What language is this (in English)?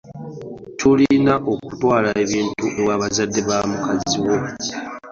Ganda